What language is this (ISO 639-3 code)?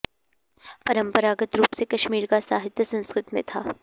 san